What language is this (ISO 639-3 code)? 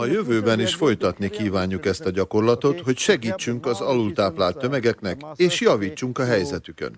hun